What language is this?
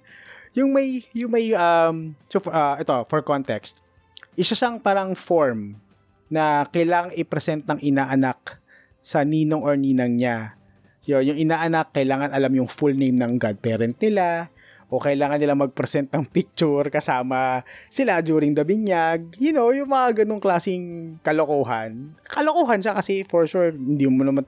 Filipino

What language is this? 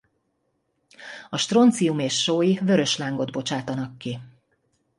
Hungarian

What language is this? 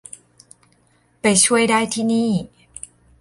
Thai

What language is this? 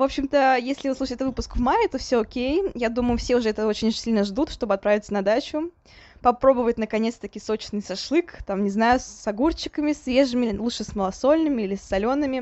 Russian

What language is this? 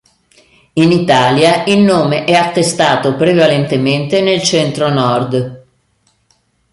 Italian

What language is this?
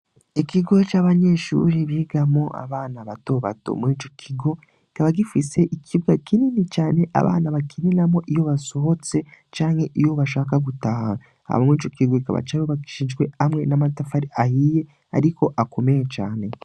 Rundi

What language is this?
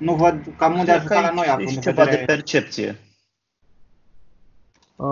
Romanian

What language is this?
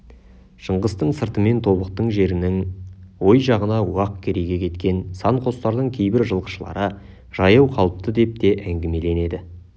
Kazakh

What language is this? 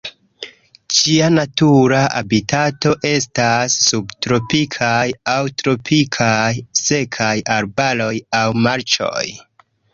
Esperanto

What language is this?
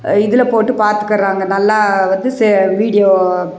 Tamil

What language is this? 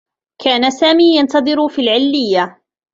Arabic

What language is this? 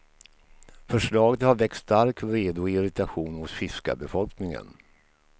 Swedish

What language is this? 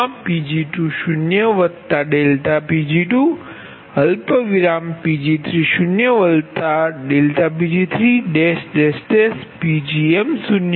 Gujarati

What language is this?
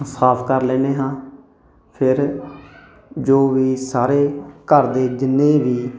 Punjabi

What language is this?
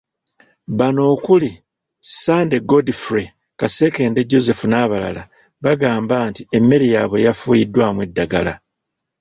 Ganda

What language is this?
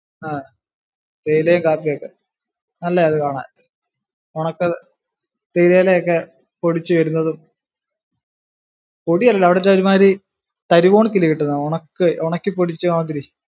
Malayalam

